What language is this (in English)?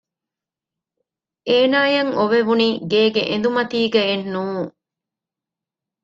Divehi